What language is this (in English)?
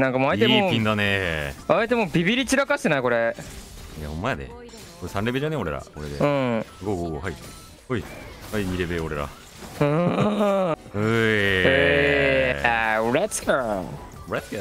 Japanese